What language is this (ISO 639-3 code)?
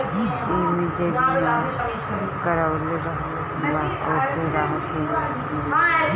bho